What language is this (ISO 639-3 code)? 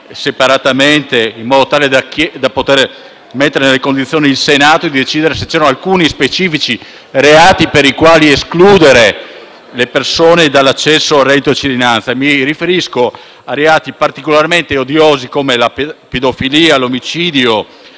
ita